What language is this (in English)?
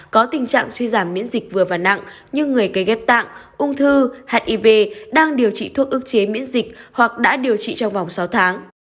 Vietnamese